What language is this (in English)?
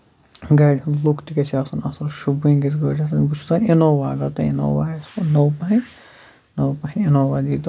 Kashmiri